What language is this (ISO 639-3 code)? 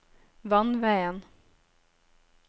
nor